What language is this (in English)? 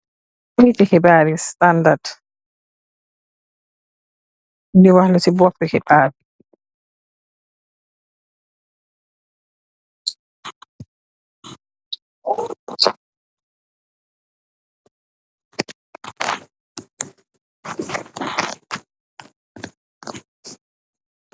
Wolof